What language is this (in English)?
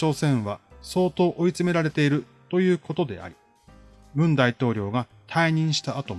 Japanese